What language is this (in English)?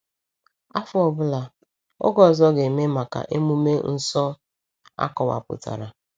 Igbo